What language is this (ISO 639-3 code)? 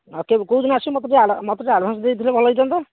ori